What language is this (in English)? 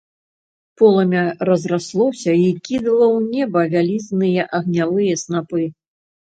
Belarusian